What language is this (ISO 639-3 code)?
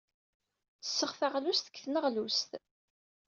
kab